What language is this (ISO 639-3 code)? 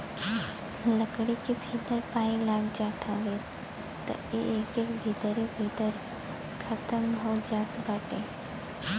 bho